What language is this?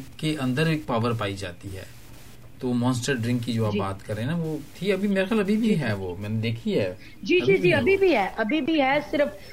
Punjabi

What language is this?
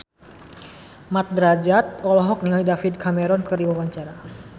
Sundanese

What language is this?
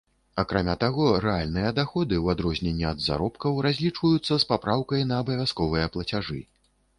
Belarusian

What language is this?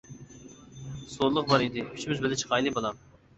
Uyghur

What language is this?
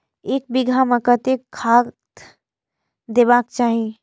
Maithili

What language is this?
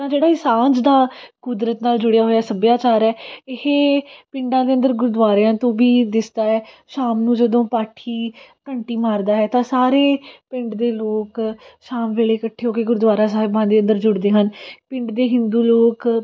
Punjabi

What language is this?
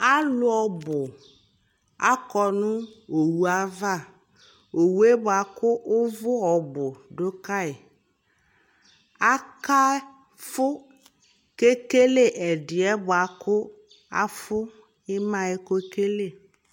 Ikposo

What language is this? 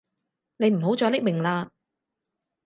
Cantonese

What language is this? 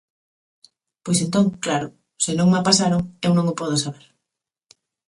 Galician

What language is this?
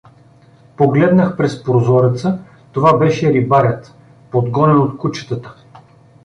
Bulgarian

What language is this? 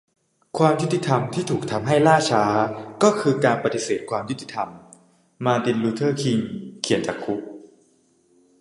Thai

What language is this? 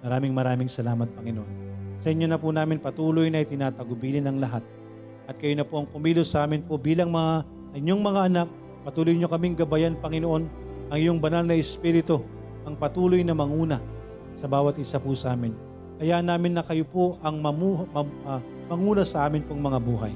Filipino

